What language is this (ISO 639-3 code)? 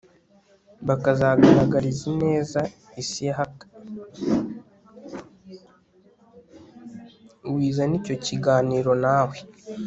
kin